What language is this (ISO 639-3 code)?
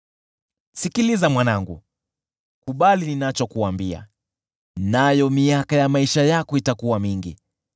swa